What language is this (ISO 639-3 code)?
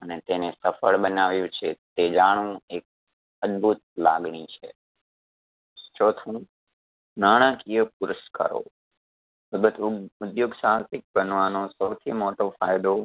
guj